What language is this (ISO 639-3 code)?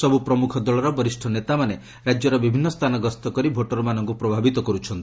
ori